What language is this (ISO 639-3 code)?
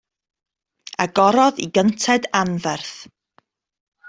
cym